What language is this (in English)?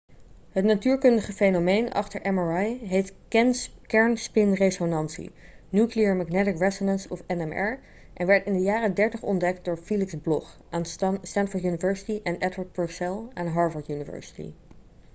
Dutch